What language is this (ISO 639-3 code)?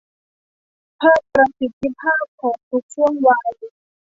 tha